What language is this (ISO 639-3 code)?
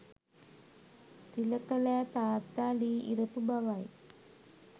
sin